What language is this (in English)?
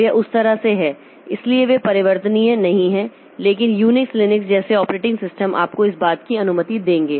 Hindi